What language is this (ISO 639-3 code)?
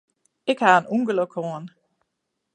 fry